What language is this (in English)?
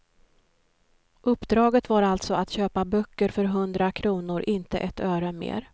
Swedish